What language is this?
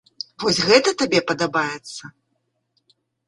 Belarusian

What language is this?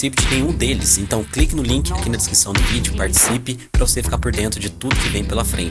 Portuguese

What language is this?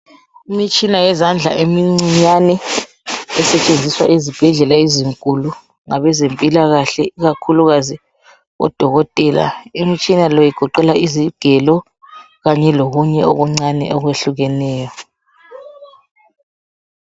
North Ndebele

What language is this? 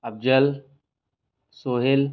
Hindi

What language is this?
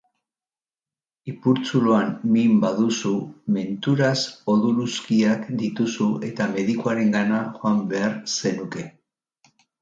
Basque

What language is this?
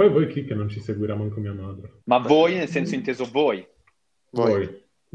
Italian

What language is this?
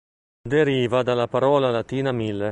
Italian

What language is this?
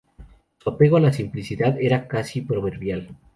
Spanish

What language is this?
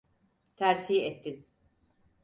Turkish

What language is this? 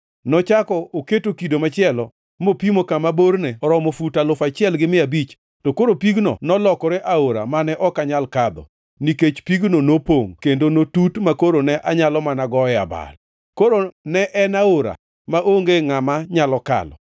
Luo (Kenya and Tanzania)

